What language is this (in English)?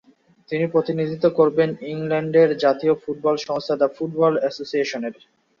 Bangla